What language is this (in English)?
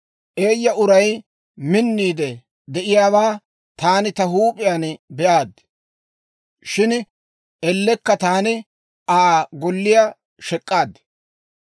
Dawro